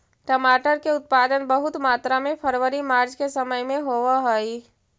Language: Magahi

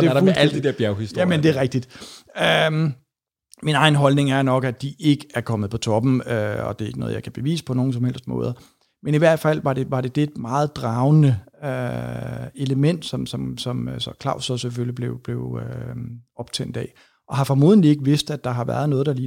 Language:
Danish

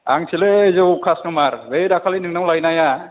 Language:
Bodo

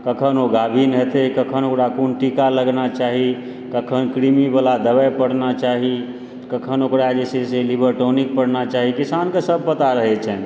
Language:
Maithili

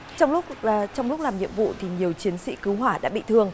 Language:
Vietnamese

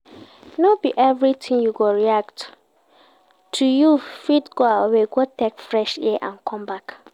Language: Nigerian Pidgin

